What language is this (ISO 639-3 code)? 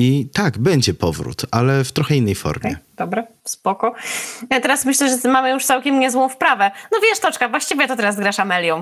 pol